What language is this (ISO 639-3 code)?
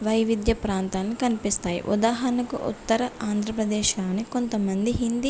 tel